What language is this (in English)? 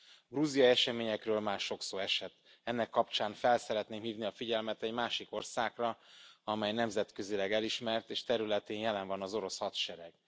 Hungarian